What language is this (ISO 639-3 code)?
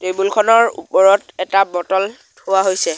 asm